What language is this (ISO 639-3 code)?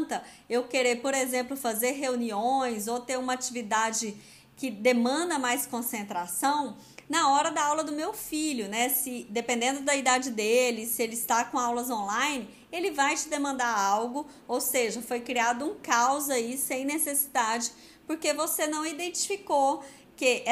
por